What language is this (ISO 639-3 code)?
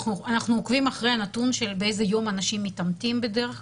heb